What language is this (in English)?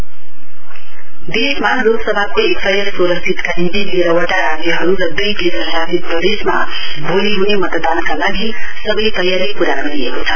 Nepali